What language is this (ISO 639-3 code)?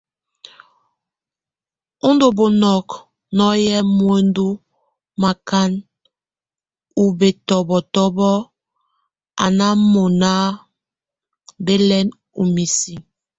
tvu